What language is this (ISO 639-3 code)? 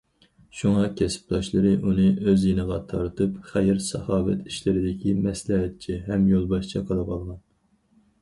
uig